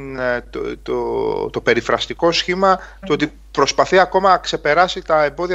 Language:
Greek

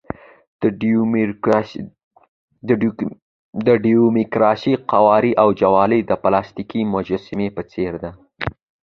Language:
Pashto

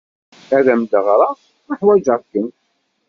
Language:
Kabyle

